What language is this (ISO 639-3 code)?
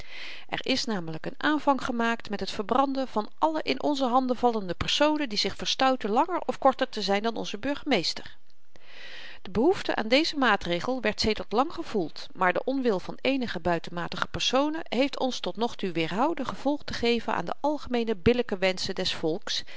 nld